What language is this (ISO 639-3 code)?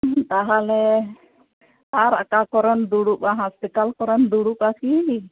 sat